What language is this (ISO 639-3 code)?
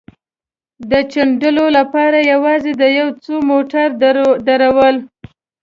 pus